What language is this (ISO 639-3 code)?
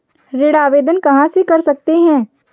hin